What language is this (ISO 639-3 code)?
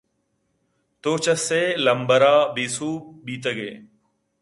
bgp